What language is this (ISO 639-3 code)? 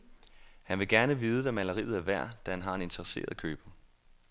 dan